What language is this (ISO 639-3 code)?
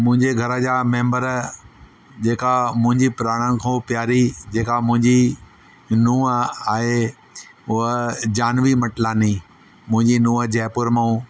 snd